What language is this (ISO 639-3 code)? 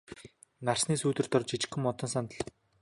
mon